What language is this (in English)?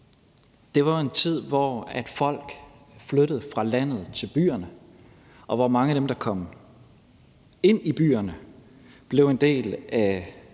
Danish